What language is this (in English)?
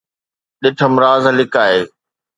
Sindhi